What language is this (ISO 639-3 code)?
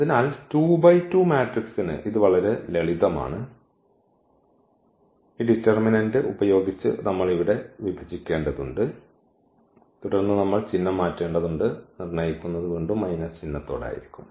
mal